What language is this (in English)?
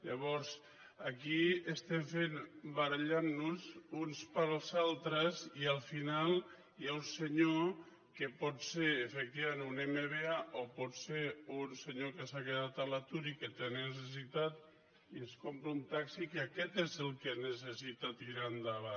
Catalan